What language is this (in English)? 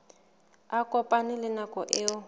Southern Sotho